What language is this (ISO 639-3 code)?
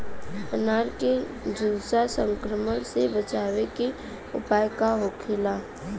bho